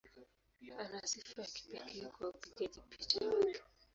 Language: Swahili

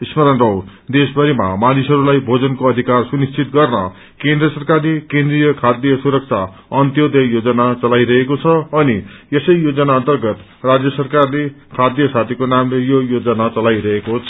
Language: Nepali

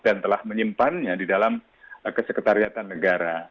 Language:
Indonesian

